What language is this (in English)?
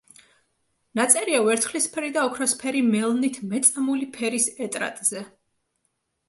Georgian